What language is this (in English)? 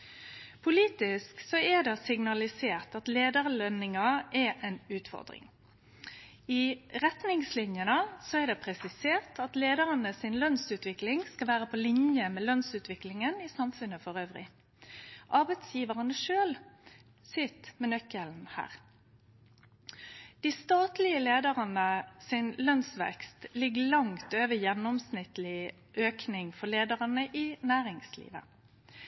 Norwegian Nynorsk